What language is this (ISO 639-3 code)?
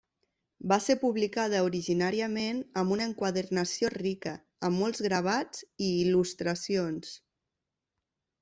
cat